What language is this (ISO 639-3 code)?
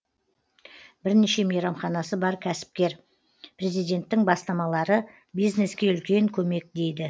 kaz